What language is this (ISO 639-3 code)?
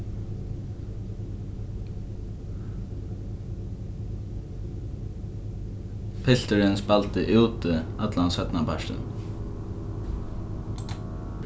fao